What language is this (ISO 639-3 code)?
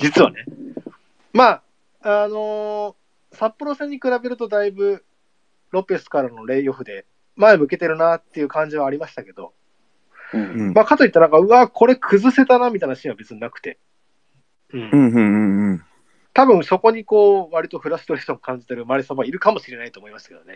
jpn